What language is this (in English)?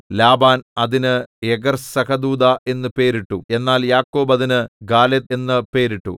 Malayalam